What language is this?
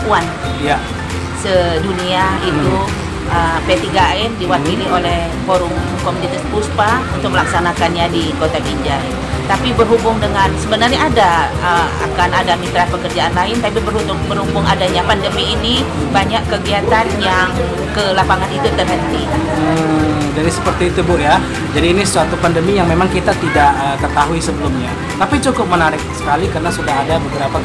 Indonesian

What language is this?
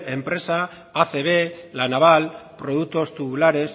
Spanish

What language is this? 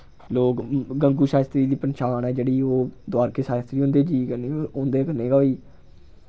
Dogri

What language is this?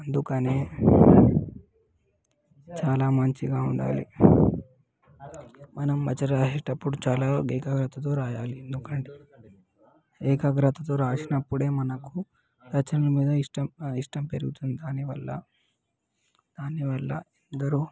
Telugu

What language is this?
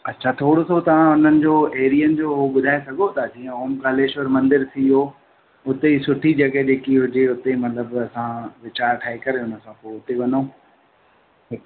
Sindhi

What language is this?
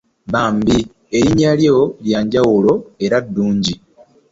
Ganda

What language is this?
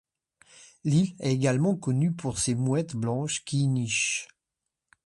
French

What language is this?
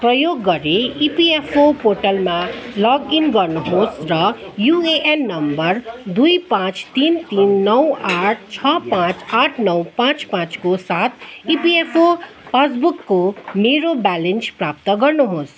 Nepali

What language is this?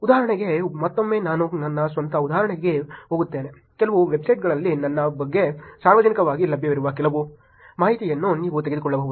Kannada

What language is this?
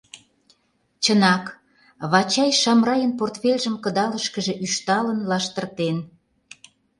Mari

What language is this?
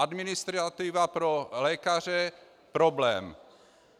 Czech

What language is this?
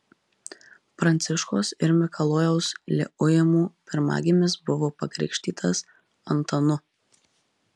Lithuanian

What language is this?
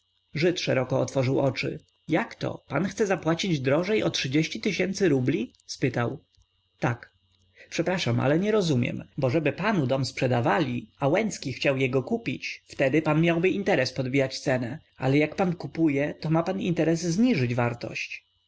Polish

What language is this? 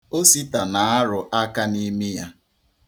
Igbo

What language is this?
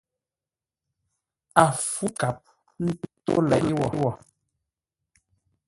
Ngombale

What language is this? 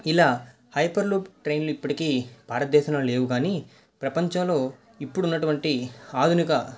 Telugu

